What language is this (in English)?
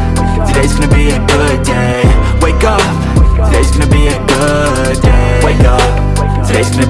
English